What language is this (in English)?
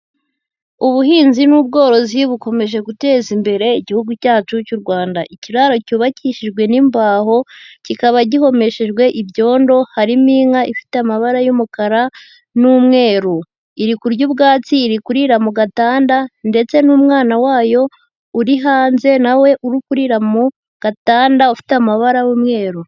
Kinyarwanda